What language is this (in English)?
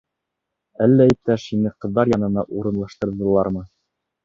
Bashkir